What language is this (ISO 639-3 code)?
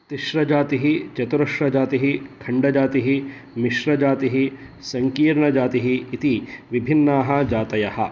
san